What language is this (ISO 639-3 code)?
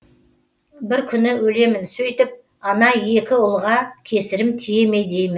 kaz